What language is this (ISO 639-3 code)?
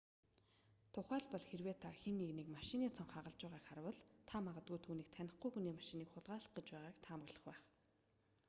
mon